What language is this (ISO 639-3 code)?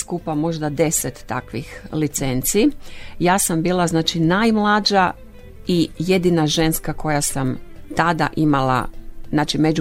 hrv